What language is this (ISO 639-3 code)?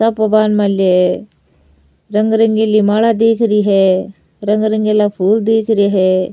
raj